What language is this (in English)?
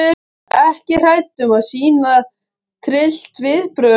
Icelandic